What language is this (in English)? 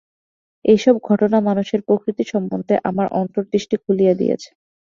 Bangla